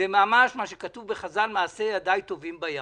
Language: Hebrew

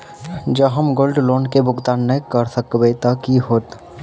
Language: Maithili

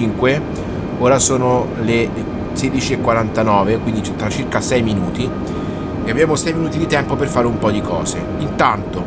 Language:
Italian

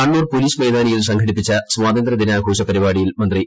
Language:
Malayalam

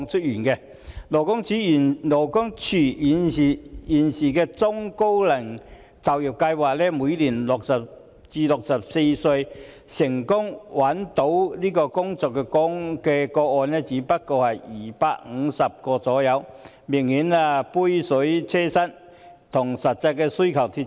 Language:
Cantonese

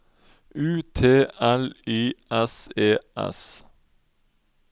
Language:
Norwegian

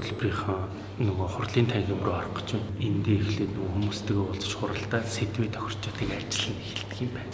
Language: Korean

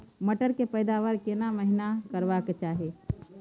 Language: Maithili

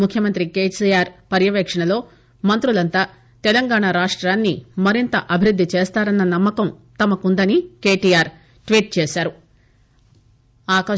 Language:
Telugu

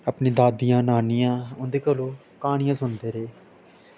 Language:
Dogri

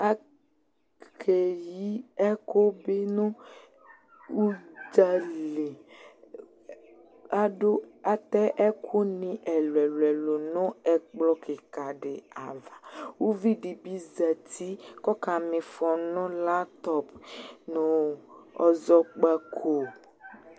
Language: Ikposo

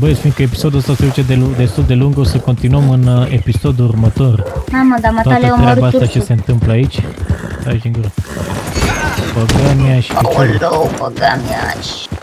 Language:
Romanian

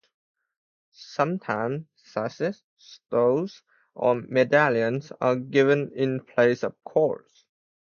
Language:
English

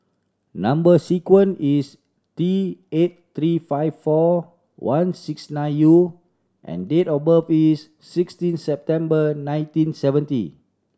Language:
English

